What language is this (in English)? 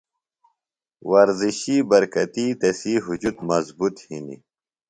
Phalura